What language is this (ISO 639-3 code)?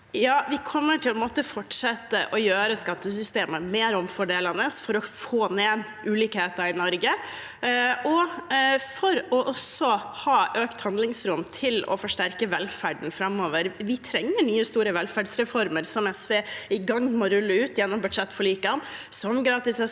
nor